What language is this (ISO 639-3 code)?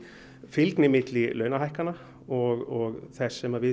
isl